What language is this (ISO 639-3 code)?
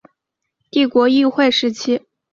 zho